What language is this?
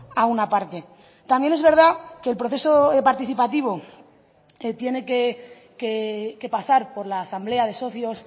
Spanish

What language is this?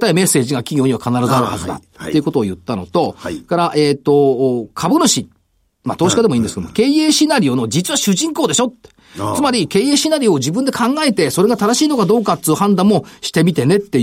Japanese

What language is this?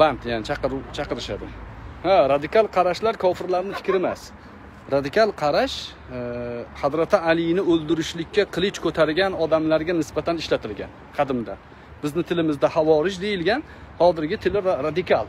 Turkish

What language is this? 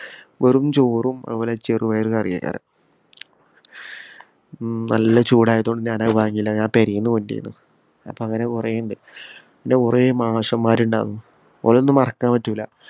Malayalam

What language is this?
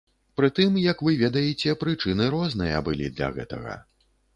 Belarusian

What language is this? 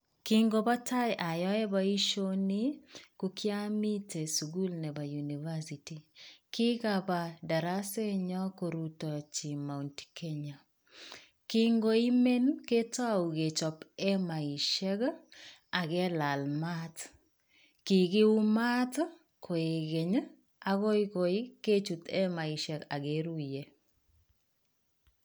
Kalenjin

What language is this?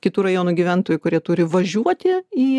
Lithuanian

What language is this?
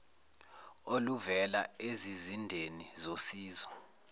Zulu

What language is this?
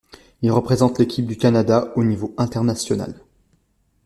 French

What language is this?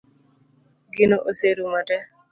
Luo (Kenya and Tanzania)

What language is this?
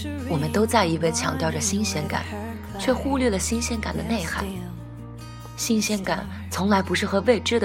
Chinese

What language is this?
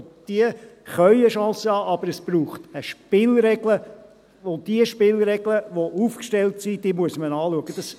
Swiss German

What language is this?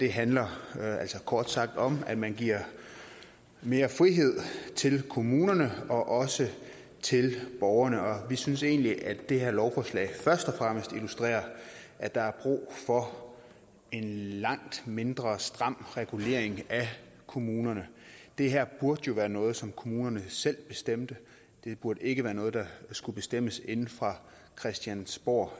Danish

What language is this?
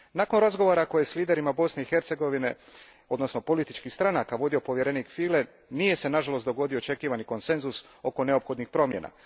Croatian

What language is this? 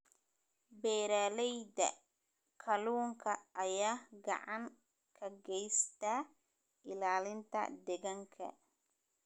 Somali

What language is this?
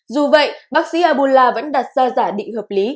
Vietnamese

